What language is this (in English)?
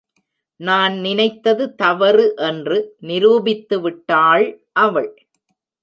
Tamil